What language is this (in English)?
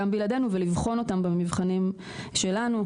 Hebrew